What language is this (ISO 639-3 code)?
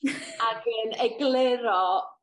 cym